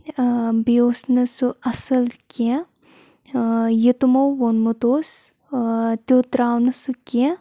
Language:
Kashmiri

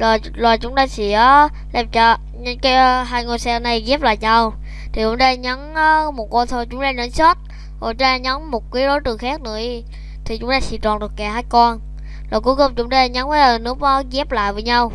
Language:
Vietnamese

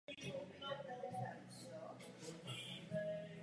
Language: Czech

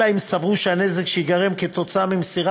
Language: Hebrew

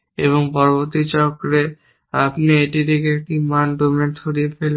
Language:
Bangla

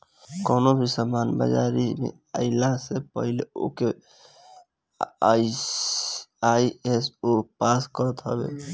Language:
Bhojpuri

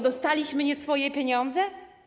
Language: Polish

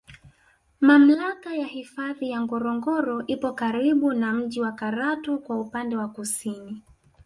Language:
Swahili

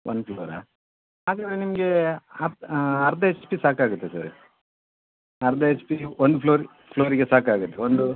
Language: Kannada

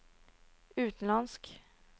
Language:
Norwegian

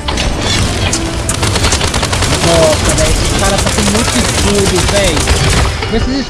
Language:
Portuguese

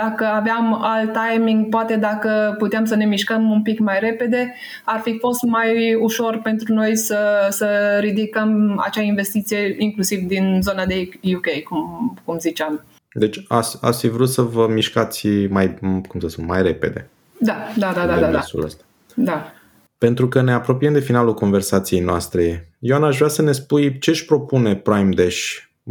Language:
Romanian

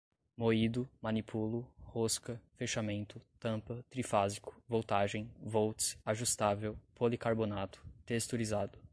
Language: Portuguese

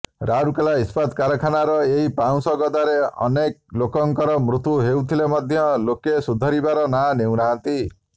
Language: Odia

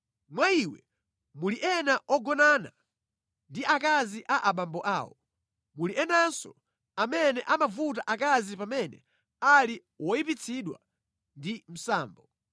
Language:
Nyanja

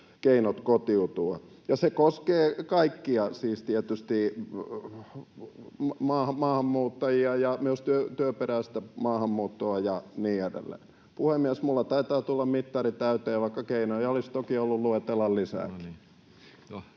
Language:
Finnish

